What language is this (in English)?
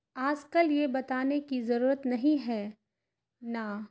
Urdu